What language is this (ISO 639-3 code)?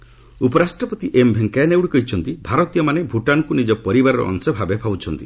ori